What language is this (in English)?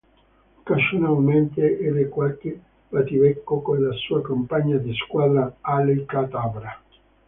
Italian